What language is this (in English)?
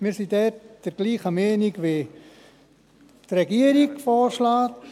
Swiss German